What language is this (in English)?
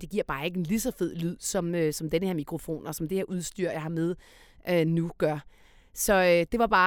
Danish